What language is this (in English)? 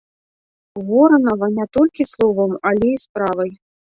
Belarusian